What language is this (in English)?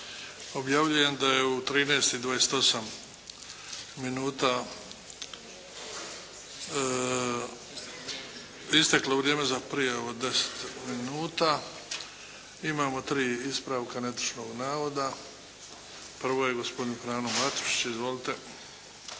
Croatian